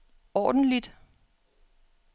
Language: Danish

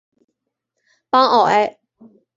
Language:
Chinese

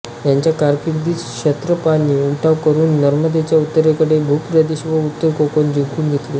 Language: Marathi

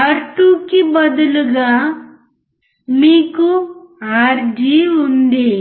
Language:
Telugu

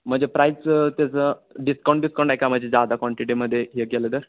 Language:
Marathi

